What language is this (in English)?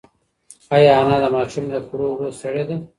Pashto